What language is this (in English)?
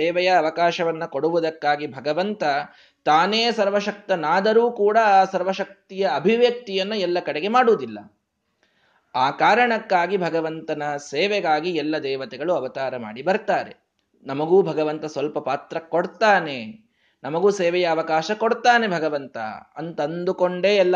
Kannada